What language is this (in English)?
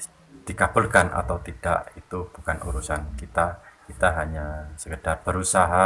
Indonesian